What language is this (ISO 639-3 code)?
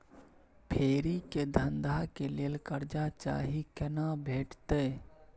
mai